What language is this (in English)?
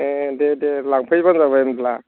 Bodo